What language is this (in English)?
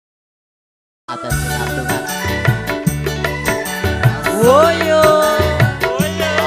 Indonesian